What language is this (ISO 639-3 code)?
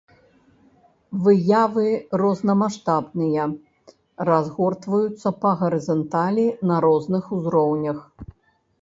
bel